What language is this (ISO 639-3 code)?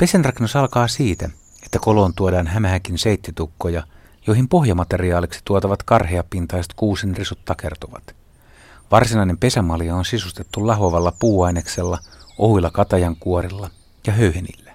fin